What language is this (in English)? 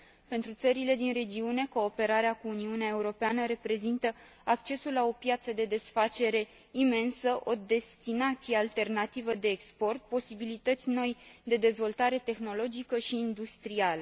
Romanian